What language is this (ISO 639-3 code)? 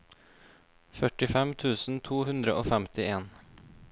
nor